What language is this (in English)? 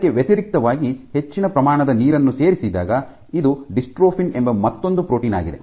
Kannada